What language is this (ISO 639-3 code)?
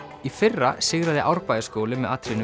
isl